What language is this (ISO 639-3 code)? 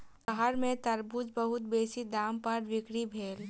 mai